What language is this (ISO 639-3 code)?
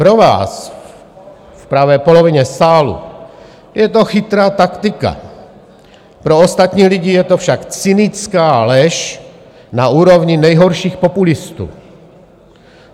ces